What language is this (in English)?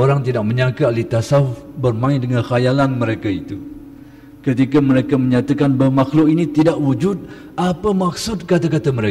Malay